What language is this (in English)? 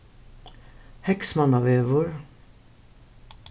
Faroese